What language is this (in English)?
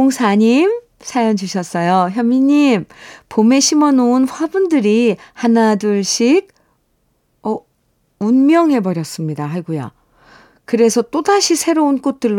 Korean